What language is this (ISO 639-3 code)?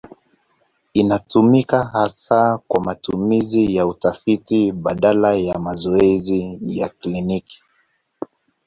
swa